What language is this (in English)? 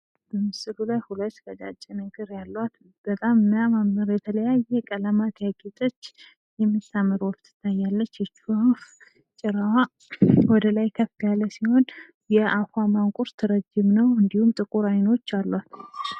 Amharic